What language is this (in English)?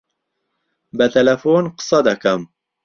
Central Kurdish